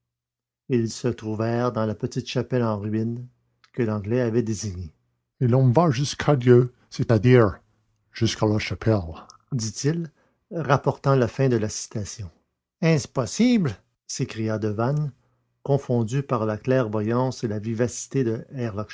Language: French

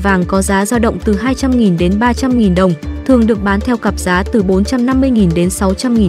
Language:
Vietnamese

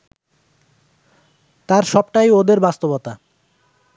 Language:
Bangla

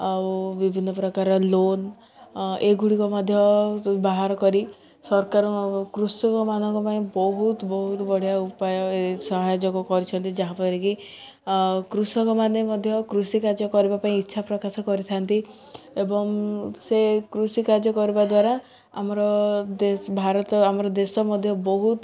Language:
Odia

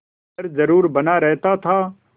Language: Hindi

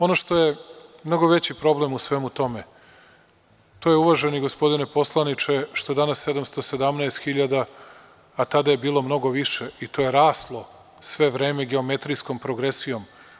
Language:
Serbian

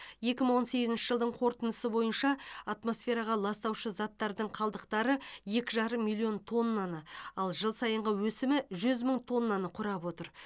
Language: Kazakh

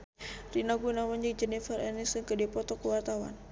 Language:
Sundanese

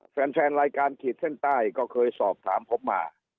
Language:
Thai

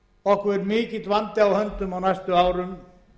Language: Icelandic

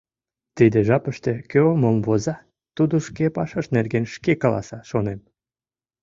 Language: Mari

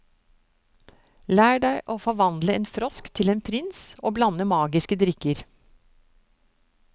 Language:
Norwegian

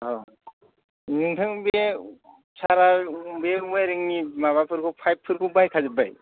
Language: Bodo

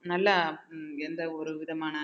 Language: Tamil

